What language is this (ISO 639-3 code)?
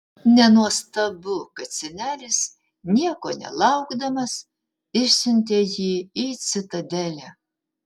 lit